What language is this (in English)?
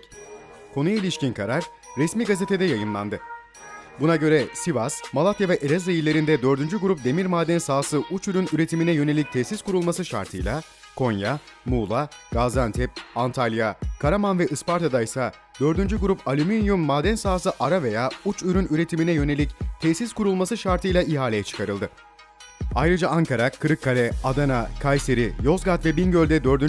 Turkish